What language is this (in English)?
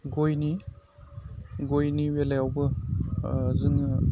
Bodo